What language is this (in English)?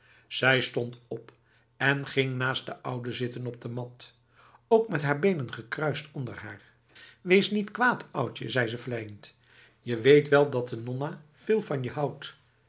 Dutch